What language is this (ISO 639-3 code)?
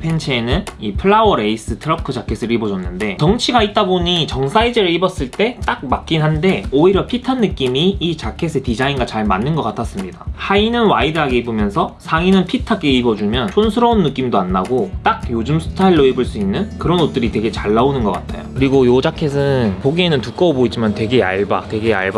kor